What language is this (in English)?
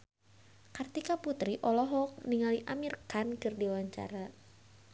Sundanese